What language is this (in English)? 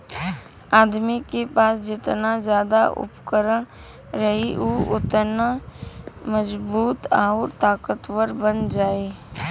Bhojpuri